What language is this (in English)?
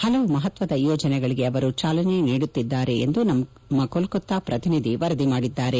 Kannada